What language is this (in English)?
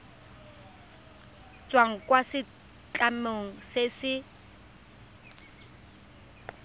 Tswana